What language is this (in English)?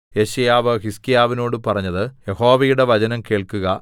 Malayalam